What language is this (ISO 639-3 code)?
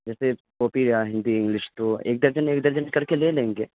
urd